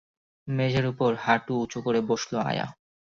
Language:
Bangla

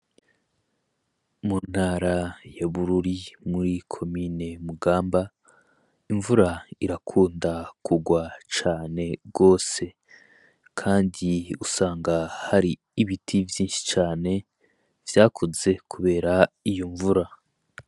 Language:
Rundi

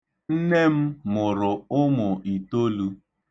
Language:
Igbo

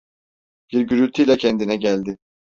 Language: Turkish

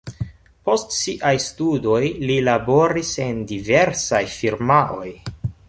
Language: Esperanto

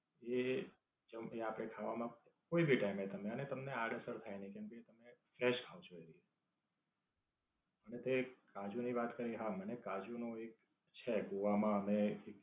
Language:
Gujarati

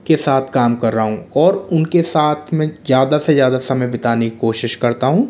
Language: Hindi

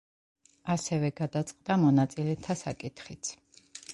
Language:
Georgian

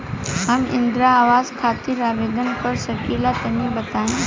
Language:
Bhojpuri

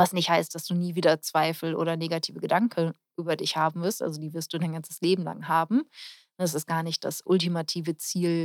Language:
German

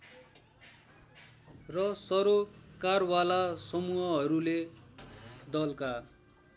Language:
Nepali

